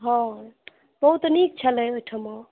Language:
Maithili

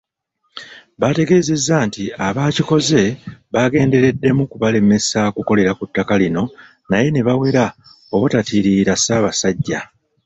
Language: Ganda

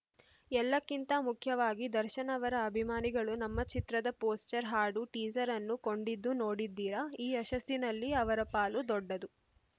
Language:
Kannada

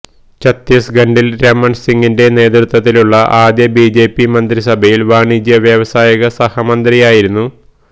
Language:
Malayalam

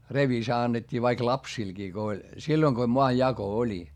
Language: Finnish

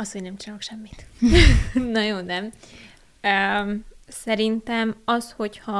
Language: Hungarian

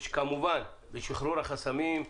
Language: Hebrew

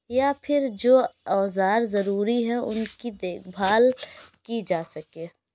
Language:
Urdu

